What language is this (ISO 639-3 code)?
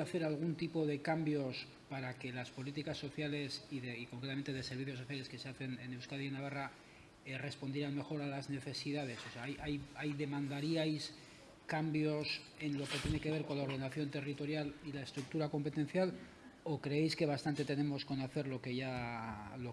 spa